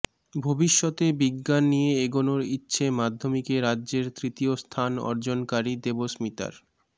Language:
Bangla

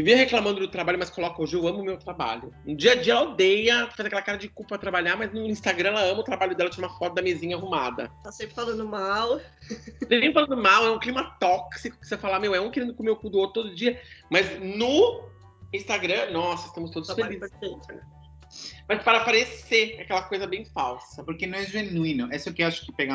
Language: Portuguese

